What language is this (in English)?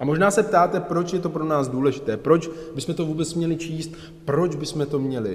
Czech